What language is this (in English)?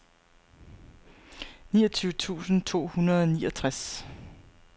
Danish